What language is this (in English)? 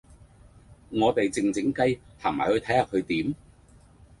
Cantonese